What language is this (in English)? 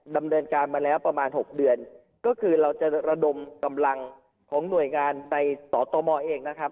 Thai